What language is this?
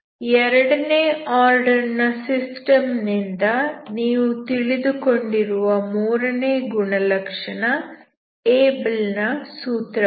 Kannada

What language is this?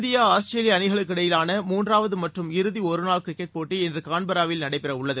Tamil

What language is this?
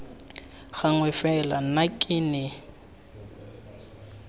Tswana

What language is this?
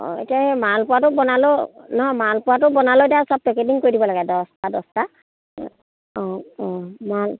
Assamese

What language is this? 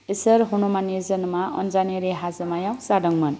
Bodo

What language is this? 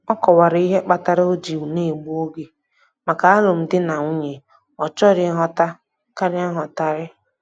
Igbo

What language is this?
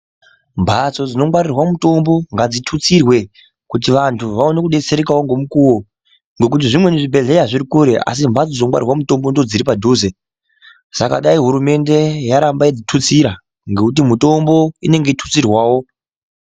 Ndau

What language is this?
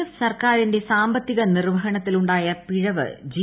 Malayalam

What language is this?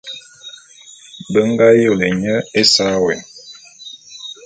Bulu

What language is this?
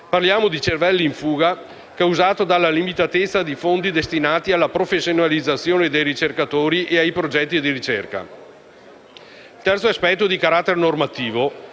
Italian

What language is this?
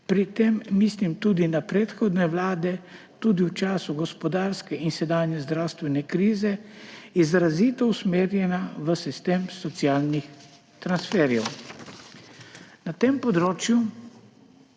Slovenian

